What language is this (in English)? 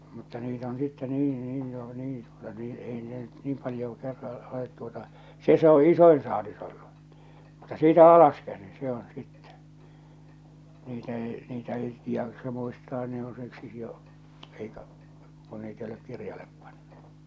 Finnish